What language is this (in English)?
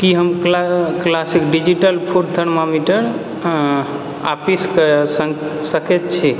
Maithili